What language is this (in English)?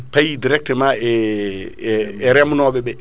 Fula